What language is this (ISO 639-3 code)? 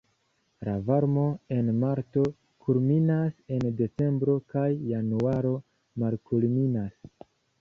epo